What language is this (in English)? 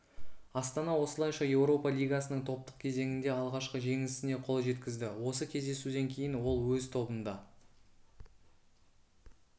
Kazakh